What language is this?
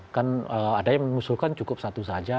Indonesian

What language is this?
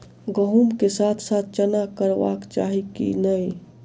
Maithili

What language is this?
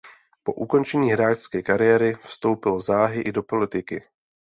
Czech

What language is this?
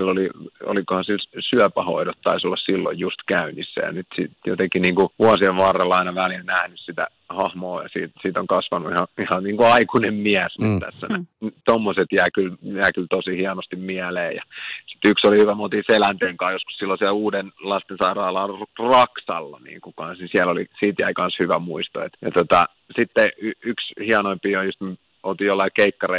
Finnish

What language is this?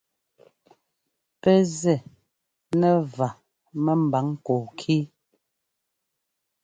Ngomba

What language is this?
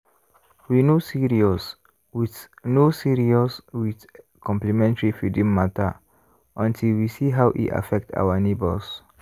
Nigerian Pidgin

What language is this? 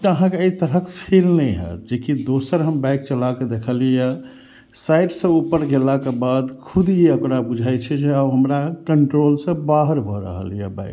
Maithili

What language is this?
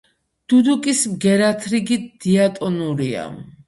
Georgian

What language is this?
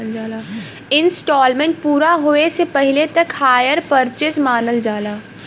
Bhojpuri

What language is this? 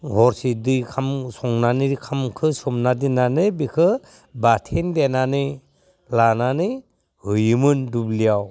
Bodo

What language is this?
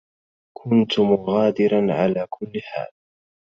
Arabic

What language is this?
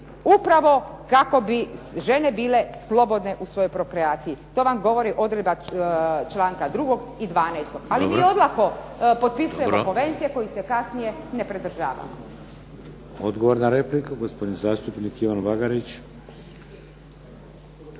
Croatian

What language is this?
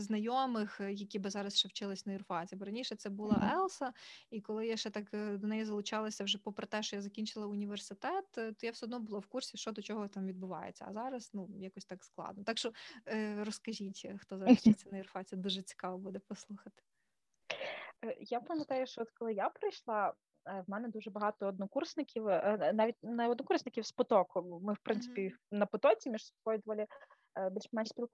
Ukrainian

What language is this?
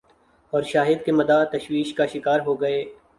Urdu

